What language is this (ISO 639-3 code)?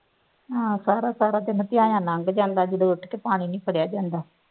pan